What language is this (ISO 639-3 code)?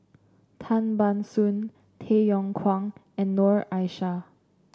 eng